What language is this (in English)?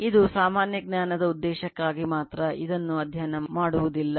Kannada